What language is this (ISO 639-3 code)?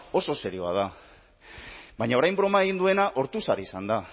eus